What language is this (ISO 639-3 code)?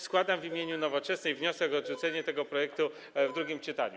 pol